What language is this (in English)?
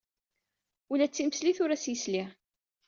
Kabyle